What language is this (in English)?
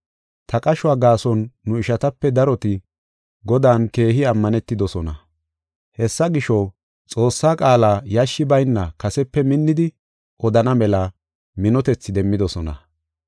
Gofa